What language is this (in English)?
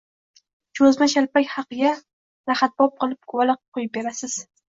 Uzbek